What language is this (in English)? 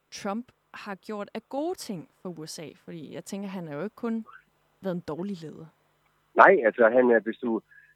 Danish